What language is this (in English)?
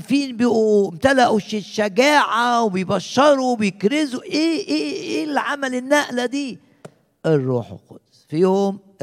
Arabic